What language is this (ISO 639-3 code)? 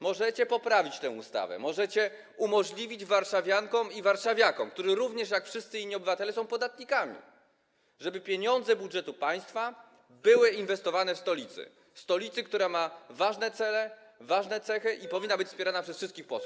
pol